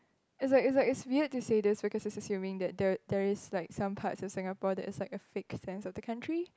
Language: English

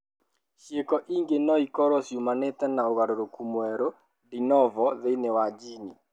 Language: Kikuyu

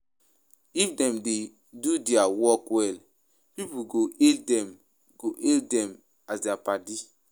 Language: Nigerian Pidgin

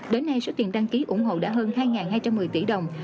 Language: Vietnamese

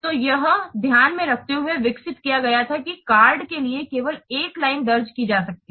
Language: Hindi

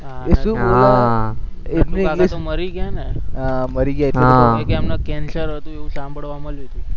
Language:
Gujarati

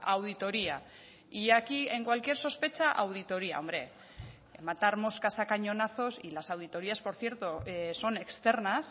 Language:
Spanish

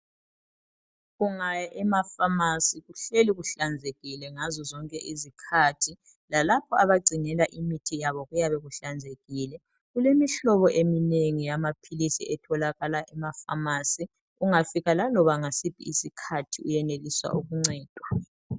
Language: North Ndebele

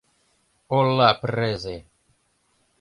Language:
Mari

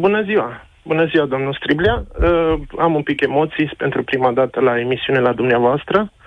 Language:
Romanian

